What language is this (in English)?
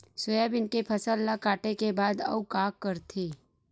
Chhattisgarhi